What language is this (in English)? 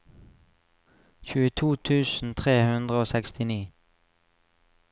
Norwegian